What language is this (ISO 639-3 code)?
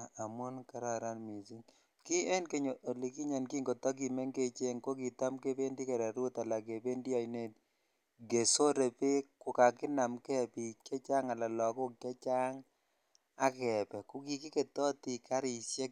kln